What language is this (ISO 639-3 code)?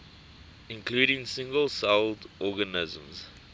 eng